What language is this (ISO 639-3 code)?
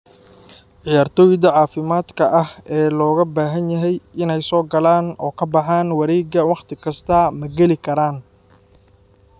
som